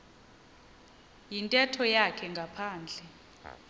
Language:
Xhosa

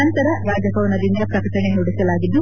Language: Kannada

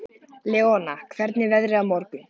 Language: Icelandic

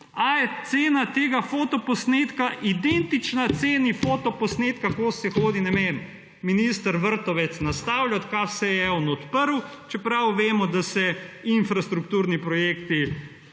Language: Slovenian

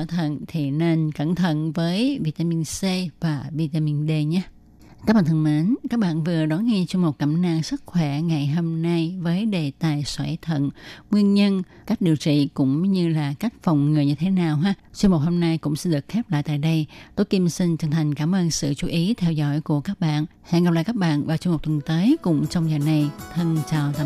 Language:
Vietnamese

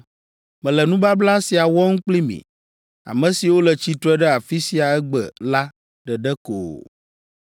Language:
Ewe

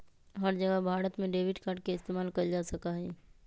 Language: Magahi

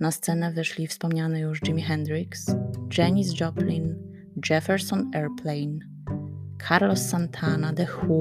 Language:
Polish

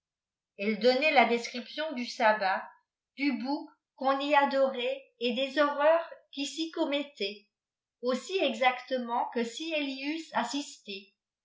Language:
French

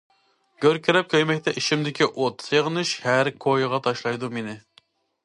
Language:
Uyghur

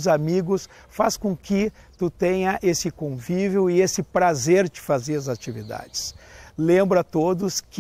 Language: Portuguese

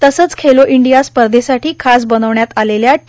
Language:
Marathi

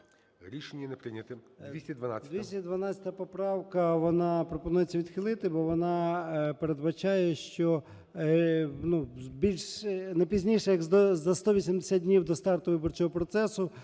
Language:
Ukrainian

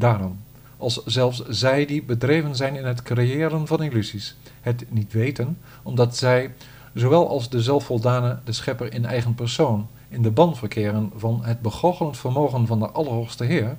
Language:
Dutch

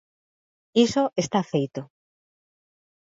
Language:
Galician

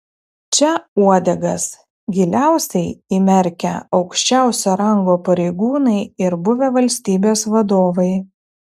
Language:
Lithuanian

